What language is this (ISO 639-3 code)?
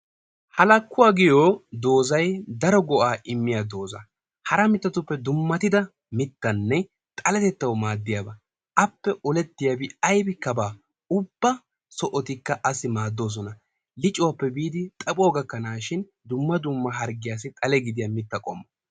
wal